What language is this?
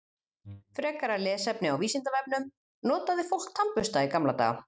Icelandic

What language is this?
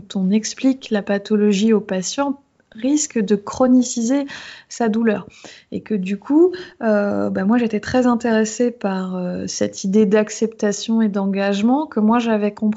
French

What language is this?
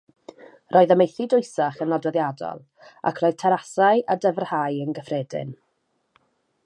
Welsh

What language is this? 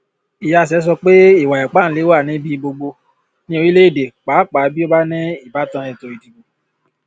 Yoruba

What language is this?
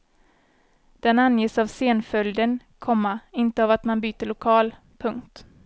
Swedish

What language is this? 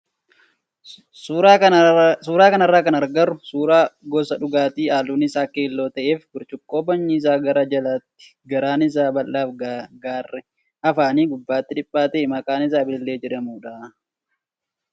Oromo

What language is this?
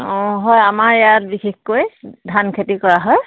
Assamese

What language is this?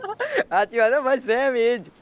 Gujarati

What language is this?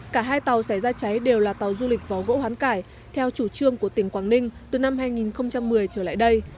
Vietnamese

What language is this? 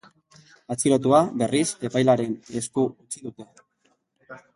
Basque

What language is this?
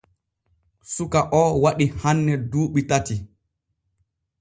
Borgu Fulfulde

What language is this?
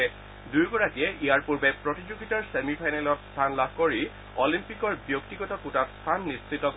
Assamese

